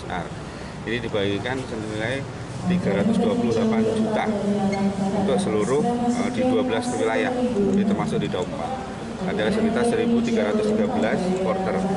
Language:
Indonesian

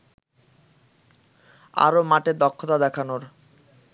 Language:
Bangla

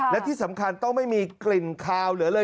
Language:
Thai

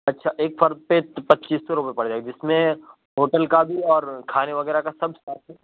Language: Urdu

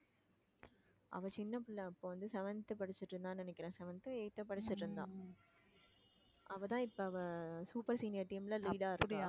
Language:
Tamil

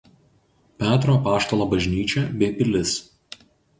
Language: Lithuanian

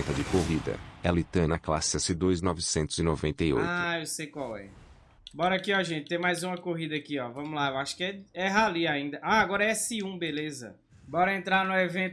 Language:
Portuguese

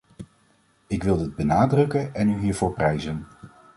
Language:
Dutch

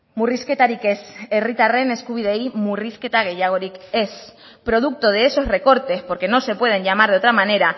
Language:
Spanish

